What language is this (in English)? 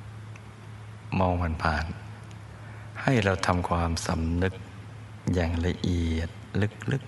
Thai